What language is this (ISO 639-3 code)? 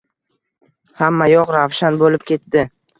uzb